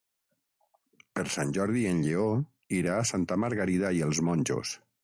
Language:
Catalan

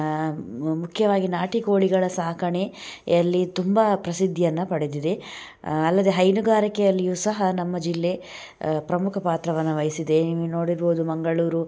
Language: Kannada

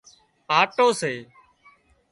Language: Wadiyara Koli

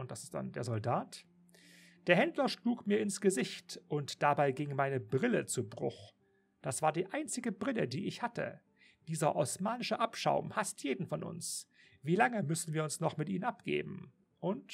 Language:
German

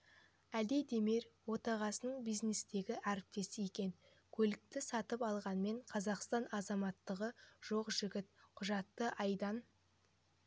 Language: Kazakh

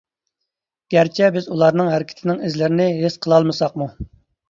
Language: Uyghur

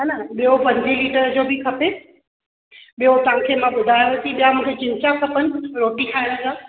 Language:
Sindhi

